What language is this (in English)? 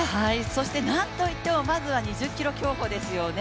Japanese